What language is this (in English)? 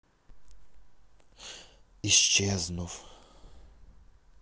Russian